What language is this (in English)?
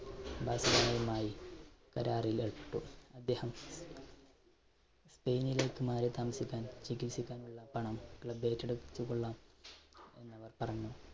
Malayalam